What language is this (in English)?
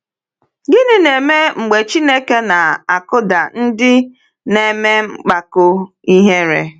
Igbo